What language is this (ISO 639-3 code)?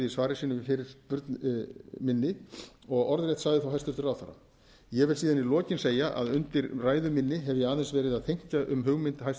isl